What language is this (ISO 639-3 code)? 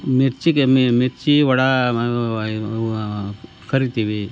kan